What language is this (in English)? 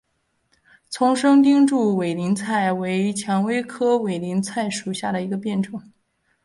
Chinese